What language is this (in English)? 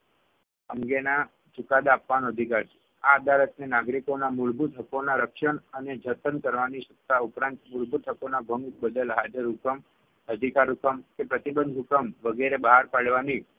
Gujarati